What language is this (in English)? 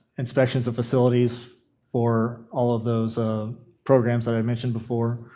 English